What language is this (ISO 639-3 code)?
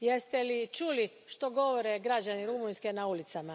hrv